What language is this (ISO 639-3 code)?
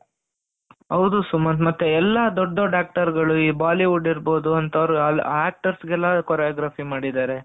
kan